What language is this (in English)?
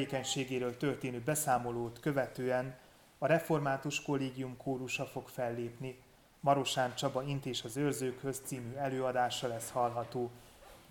Hungarian